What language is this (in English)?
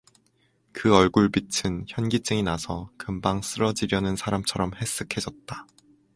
Korean